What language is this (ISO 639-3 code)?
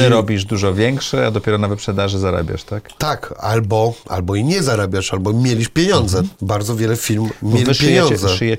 pol